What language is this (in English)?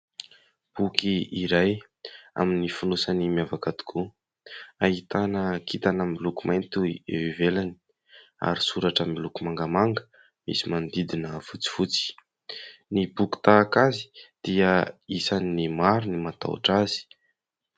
Malagasy